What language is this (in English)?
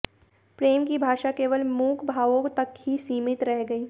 Hindi